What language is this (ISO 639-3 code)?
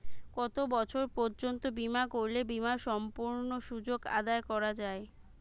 ben